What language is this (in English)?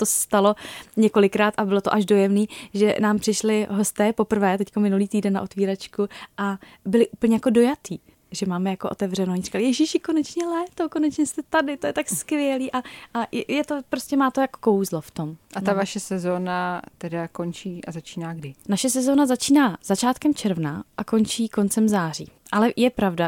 Czech